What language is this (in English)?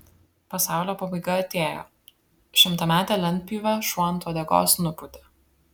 Lithuanian